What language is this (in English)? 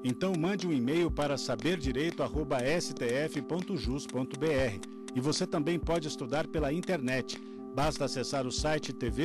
Portuguese